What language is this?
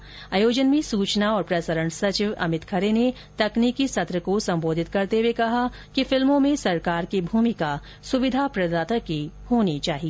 Hindi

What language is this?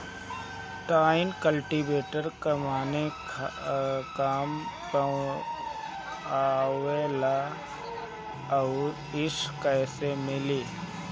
Bhojpuri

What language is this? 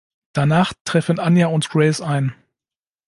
German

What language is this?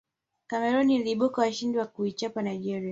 Swahili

